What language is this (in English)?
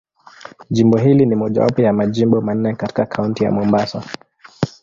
Swahili